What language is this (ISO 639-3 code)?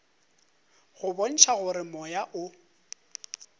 nso